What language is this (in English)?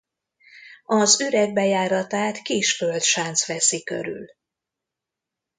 Hungarian